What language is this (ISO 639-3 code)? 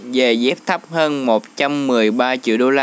vie